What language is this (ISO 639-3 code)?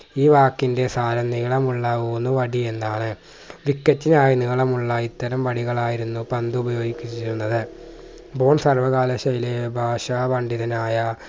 mal